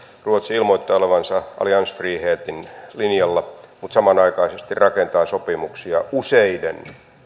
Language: Finnish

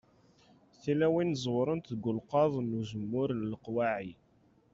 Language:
Kabyle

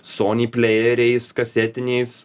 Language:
Lithuanian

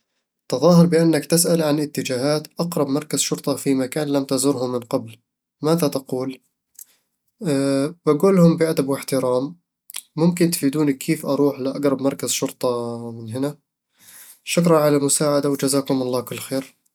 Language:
Eastern Egyptian Bedawi Arabic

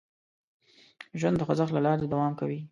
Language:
Pashto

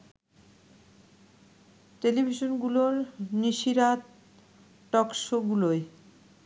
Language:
Bangla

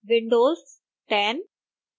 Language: Hindi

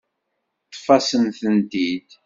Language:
Kabyle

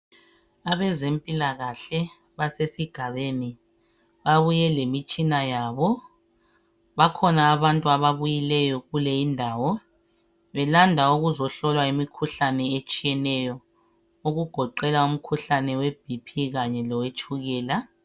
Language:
North Ndebele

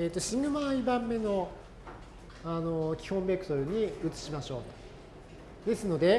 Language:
Japanese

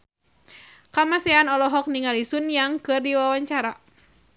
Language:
Sundanese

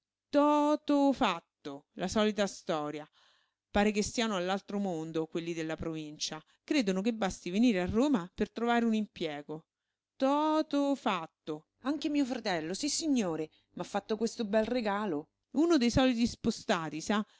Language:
Italian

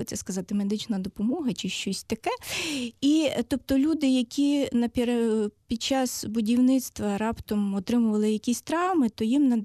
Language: Ukrainian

